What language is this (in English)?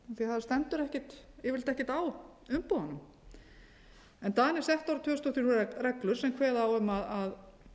Icelandic